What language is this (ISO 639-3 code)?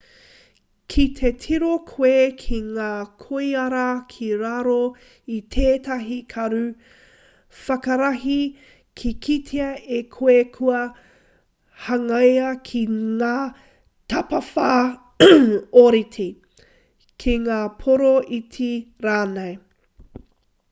mri